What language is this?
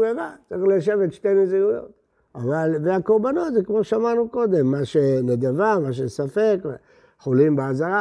Hebrew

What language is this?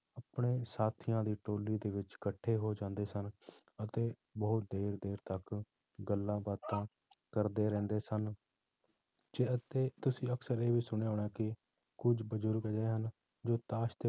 Punjabi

